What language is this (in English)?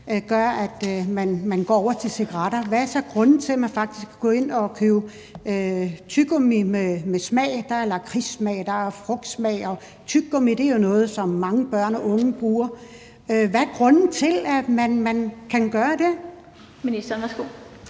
Danish